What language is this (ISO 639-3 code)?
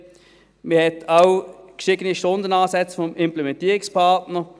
gsw